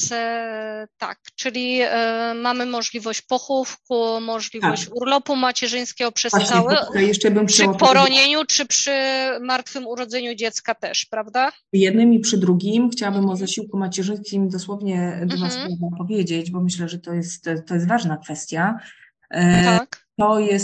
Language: Polish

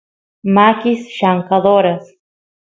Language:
Santiago del Estero Quichua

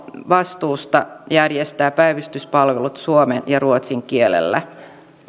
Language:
Finnish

